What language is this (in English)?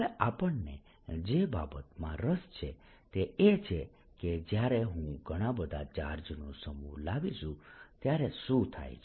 Gujarati